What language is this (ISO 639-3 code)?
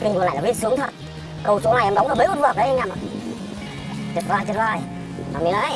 vie